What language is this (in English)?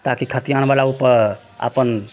Maithili